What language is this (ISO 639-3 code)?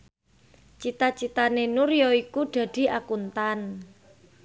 jav